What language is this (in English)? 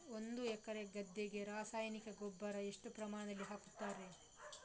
Kannada